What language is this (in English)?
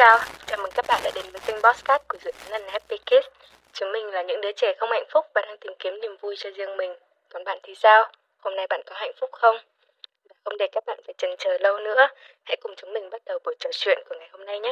Vietnamese